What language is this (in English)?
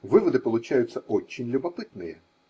Russian